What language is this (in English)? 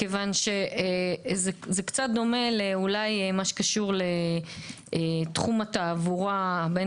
Hebrew